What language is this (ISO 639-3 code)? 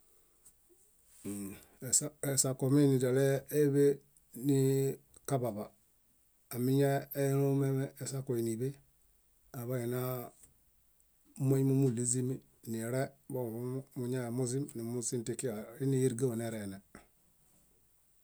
bda